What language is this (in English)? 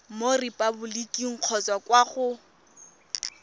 Tswana